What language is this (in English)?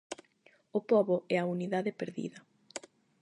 Galician